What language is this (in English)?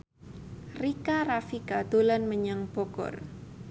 Javanese